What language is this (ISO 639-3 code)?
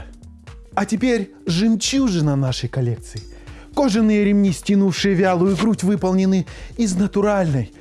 rus